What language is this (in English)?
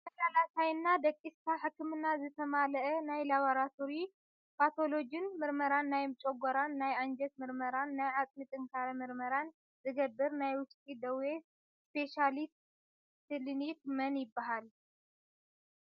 Tigrinya